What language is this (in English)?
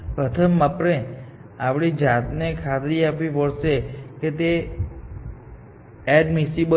Gujarati